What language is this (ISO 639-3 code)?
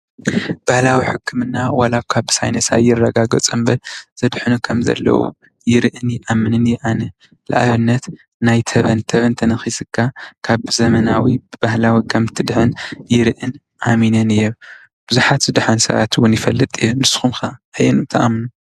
tir